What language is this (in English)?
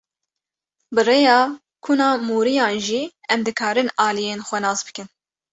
Kurdish